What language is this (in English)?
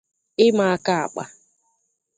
Igbo